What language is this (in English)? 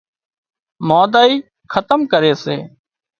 Wadiyara Koli